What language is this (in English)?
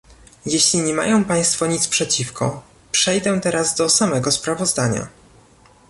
Polish